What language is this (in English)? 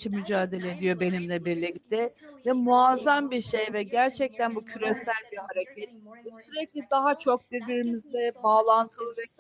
Turkish